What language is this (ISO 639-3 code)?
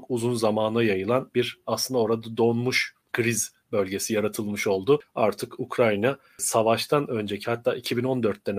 tur